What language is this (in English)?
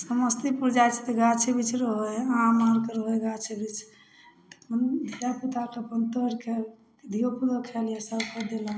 Maithili